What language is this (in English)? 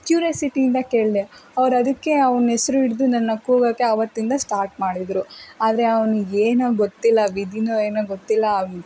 Kannada